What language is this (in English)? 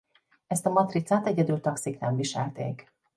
Hungarian